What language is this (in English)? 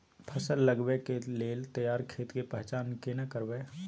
Maithili